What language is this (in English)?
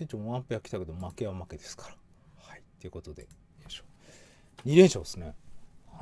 Japanese